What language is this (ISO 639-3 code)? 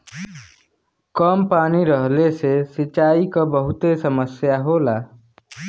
bho